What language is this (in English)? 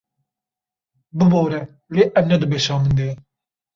Kurdish